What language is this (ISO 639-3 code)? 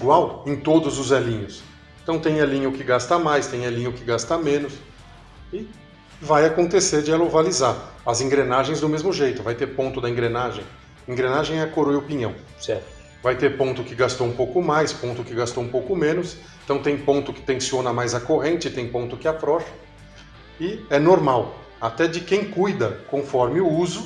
por